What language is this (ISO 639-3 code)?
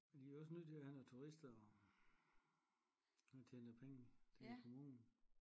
dan